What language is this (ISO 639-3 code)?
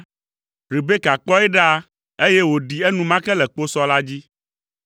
ewe